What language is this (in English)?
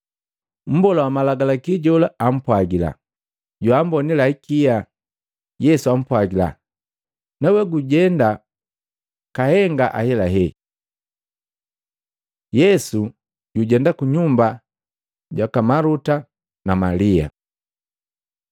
Matengo